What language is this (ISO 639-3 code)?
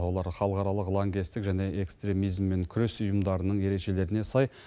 kaz